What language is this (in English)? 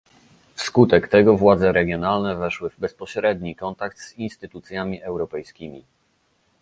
Polish